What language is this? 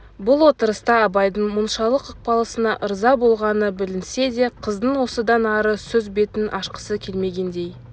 Kazakh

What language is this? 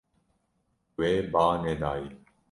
Kurdish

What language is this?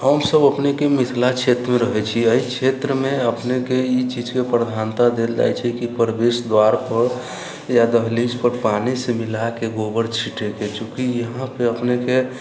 Maithili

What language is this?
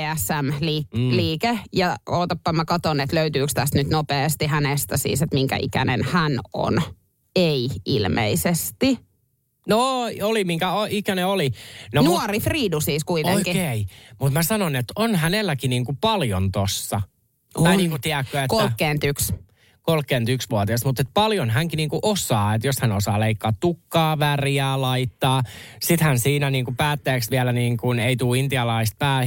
Finnish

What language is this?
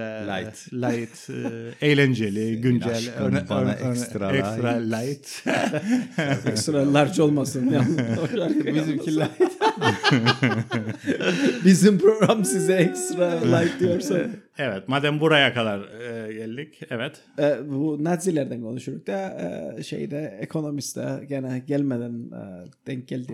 Turkish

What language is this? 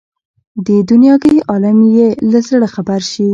Pashto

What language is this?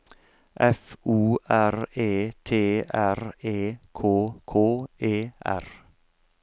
Norwegian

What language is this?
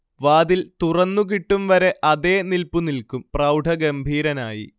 Malayalam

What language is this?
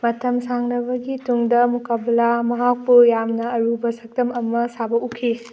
Manipuri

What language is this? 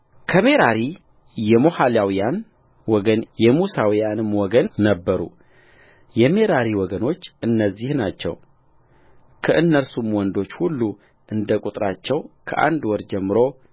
Amharic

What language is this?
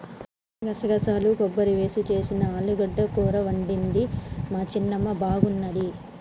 Telugu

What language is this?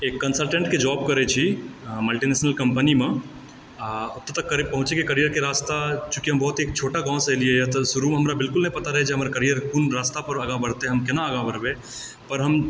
Maithili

